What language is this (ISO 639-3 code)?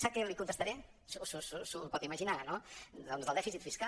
cat